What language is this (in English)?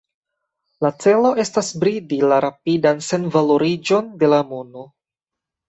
Esperanto